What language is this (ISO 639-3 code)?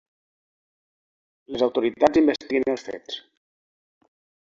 cat